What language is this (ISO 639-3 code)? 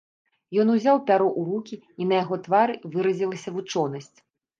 bel